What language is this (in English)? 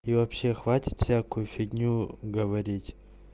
Russian